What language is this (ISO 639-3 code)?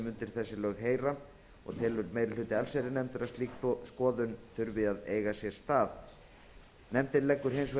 isl